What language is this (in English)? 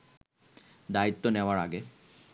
Bangla